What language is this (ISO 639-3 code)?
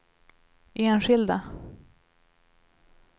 swe